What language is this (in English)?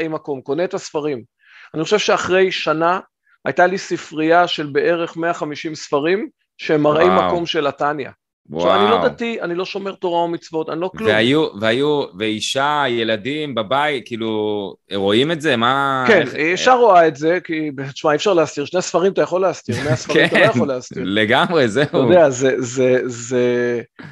Hebrew